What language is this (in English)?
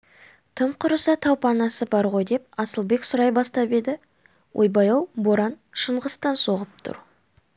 Kazakh